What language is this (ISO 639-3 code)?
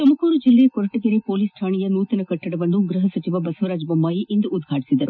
kan